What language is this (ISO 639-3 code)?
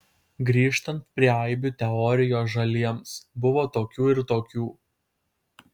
lit